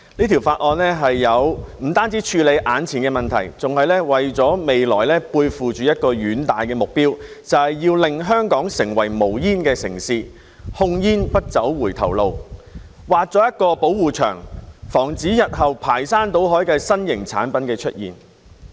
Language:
Cantonese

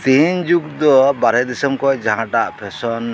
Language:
Santali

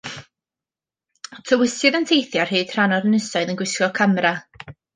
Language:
Welsh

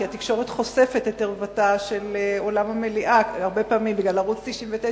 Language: Hebrew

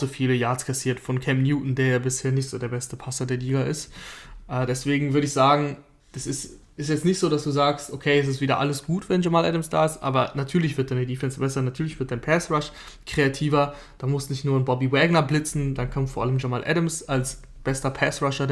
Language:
German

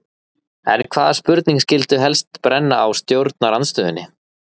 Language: Icelandic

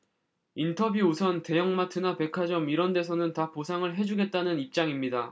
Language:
Korean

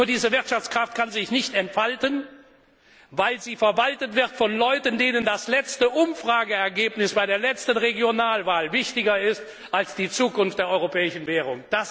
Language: German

